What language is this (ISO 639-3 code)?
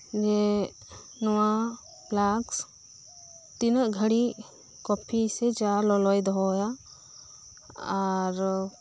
sat